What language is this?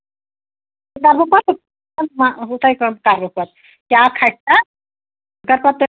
Kashmiri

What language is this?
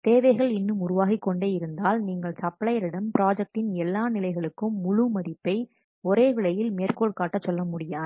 Tamil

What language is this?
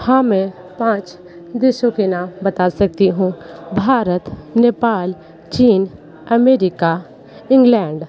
Hindi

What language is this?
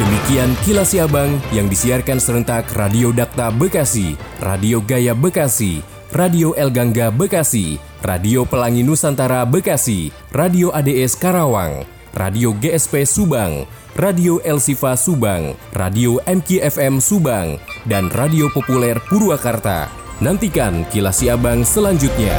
Indonesian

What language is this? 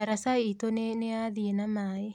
Kikuyu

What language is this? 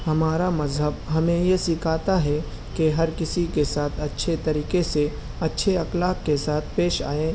Urdu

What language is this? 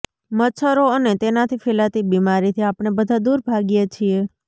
Gujarati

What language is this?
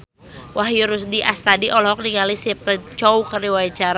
Sundanese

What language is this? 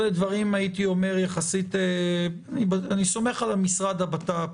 Hebrew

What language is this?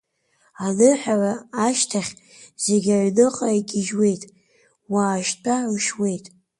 Abkhazian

